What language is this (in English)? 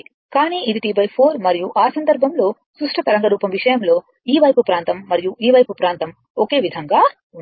Telugu